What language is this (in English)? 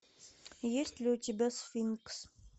Russian